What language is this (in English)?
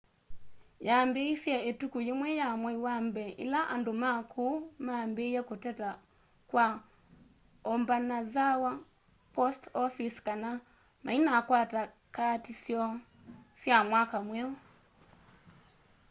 Kamba